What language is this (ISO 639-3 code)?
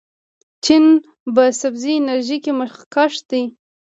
pus